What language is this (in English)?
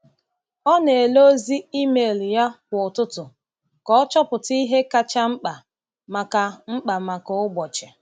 Igbo